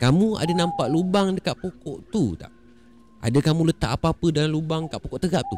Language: Malay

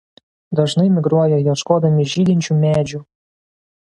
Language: Lithuanian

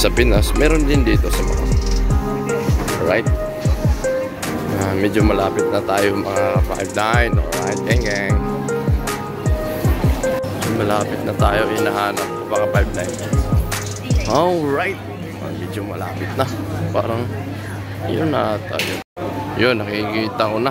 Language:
Filipino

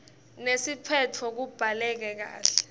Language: Swati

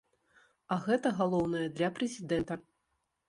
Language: Belarusian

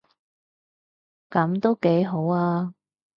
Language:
Cantonese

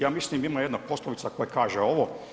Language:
Croatian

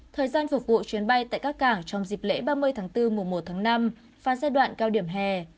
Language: Vietnamese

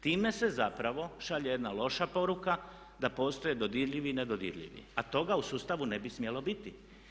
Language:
Croatian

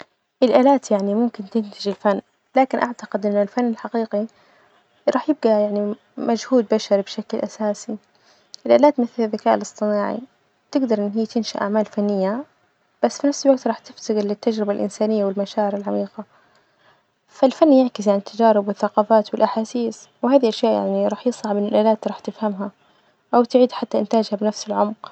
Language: Najdi Arabic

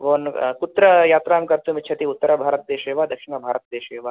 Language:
Sanskrit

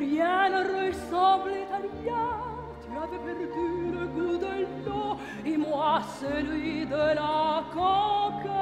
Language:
Dutch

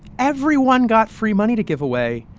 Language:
English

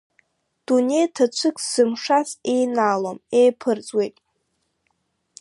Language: Abkhazian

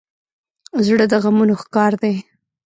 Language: Pashto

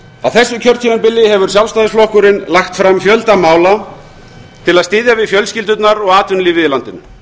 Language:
Icelandic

